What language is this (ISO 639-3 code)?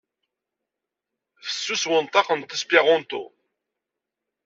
kab